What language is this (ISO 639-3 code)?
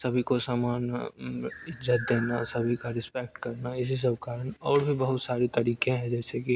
hin